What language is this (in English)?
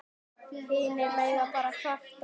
Icelandic